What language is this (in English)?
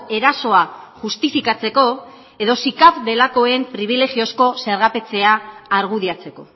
Basque